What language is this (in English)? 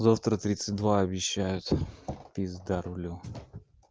Russian